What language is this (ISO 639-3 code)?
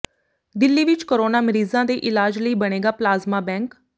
pan